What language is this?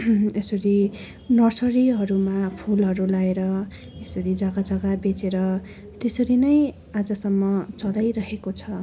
Nepali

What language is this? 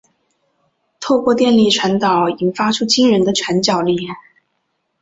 Chinese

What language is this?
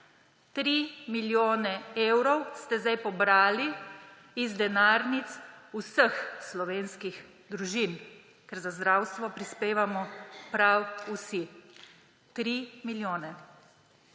Slovenian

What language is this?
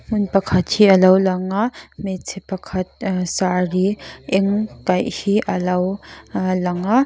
Mizo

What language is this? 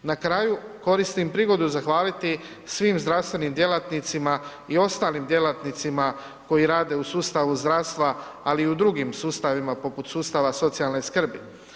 Croatian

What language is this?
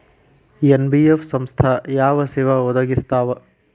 Kannada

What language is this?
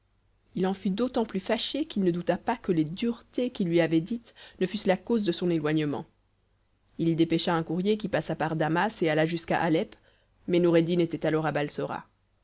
French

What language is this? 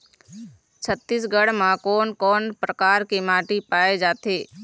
Chhattisgarhi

